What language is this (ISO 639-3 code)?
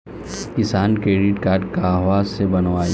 bho